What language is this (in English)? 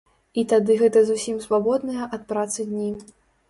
Belarusian